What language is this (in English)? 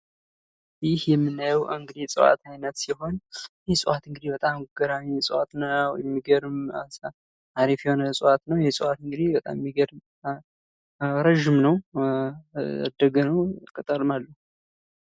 Amharic